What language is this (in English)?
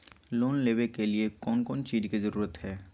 Magahi